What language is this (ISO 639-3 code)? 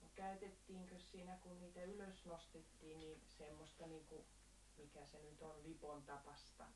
fin